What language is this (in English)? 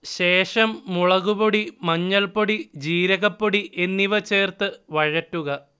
Malayalam